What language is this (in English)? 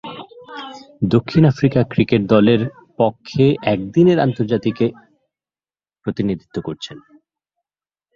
Bangla